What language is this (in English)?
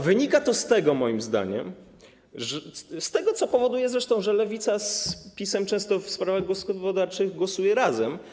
Polish